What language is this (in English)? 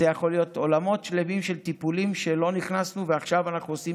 Hebrew